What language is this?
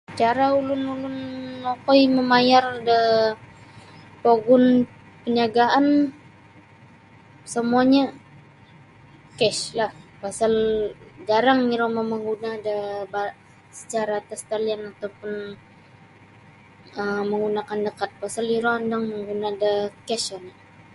Sabah Bisaya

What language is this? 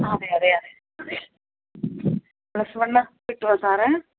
Malayalam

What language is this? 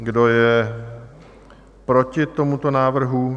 Czech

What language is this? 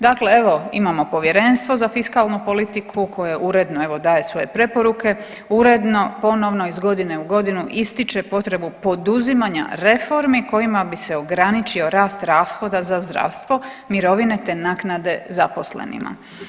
Croatian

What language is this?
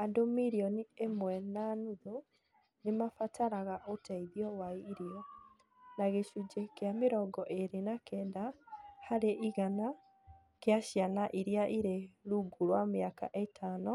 Kikuyu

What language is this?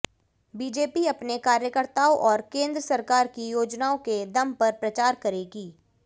Hindi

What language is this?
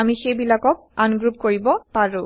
Assamese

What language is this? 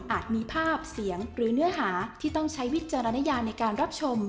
Thai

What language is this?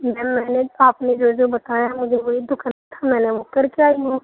Urdu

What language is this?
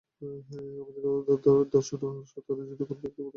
Bangla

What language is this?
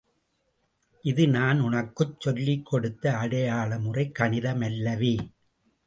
Tamil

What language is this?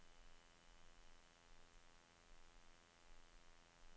Norwegian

